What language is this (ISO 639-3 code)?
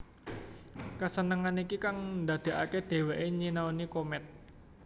jav